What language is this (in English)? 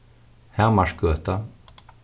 Faroese